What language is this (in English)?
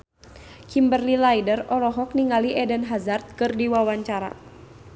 Sundanese